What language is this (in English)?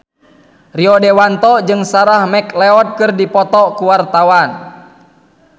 Sundanese